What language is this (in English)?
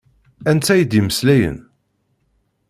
Kabyle